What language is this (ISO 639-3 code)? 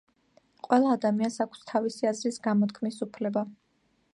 kat